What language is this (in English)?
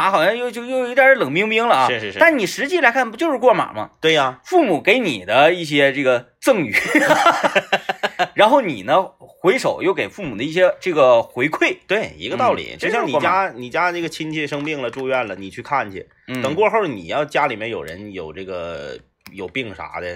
Chinese